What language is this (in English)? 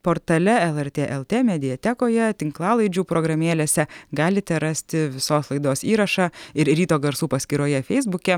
Lithuanian